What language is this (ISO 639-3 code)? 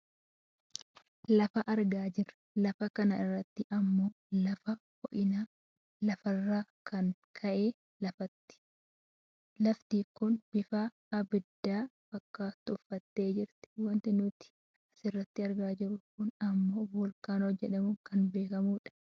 orm